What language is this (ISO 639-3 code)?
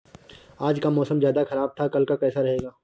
hin